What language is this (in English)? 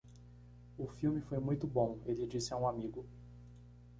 Portuguese